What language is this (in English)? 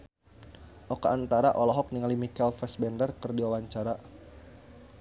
Sundanese